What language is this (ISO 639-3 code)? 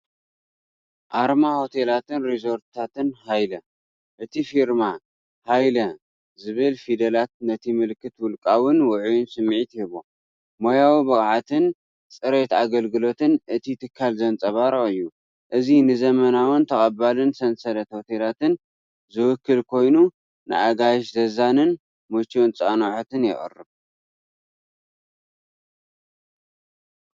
tir